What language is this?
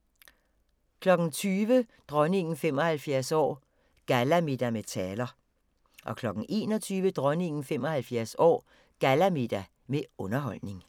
Danish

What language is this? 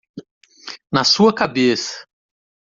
Portuguese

